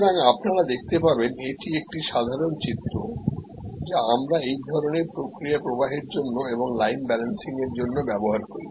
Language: Bangla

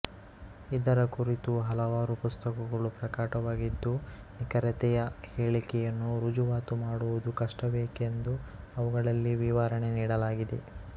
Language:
Kannada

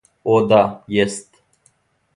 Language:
Serbian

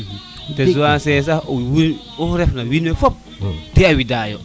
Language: Serer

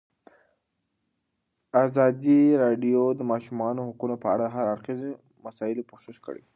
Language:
Pashto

